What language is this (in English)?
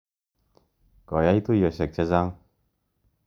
Kalenjin